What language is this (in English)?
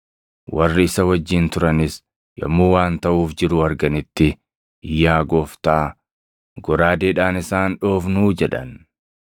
Oromo